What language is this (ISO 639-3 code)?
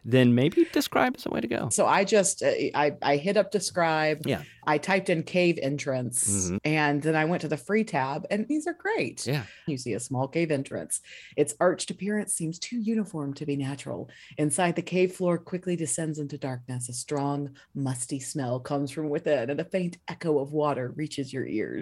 eng